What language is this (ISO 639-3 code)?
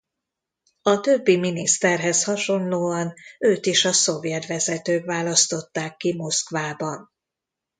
hun